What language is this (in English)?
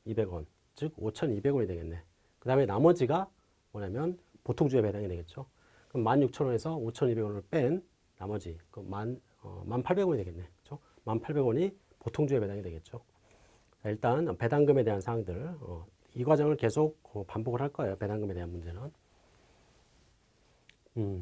Korean